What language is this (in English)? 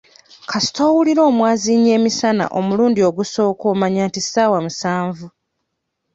Ganda